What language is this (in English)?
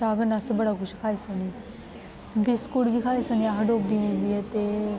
Dogri